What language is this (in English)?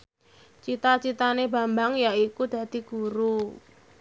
Javanese